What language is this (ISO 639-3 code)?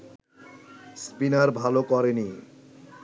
ben